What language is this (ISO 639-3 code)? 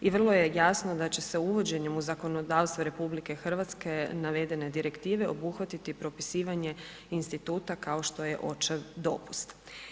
hrv